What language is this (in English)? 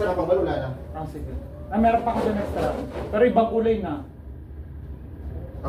Filipino